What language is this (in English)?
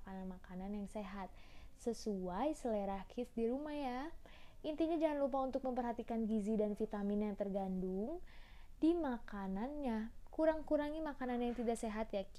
Indonesian